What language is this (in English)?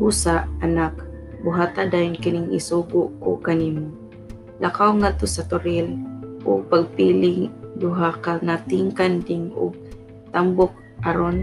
Filipino